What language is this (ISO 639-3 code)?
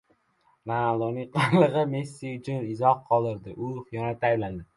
uzb